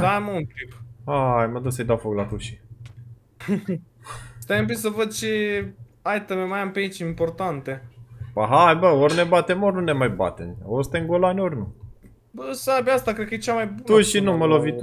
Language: Romanian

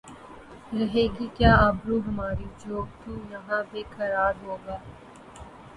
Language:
Urdu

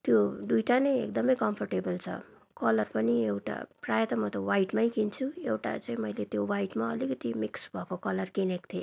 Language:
Nepali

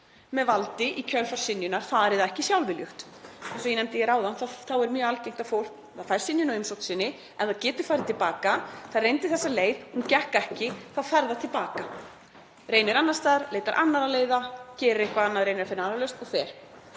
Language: Icelandic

